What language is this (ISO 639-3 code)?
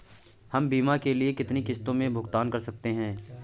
hin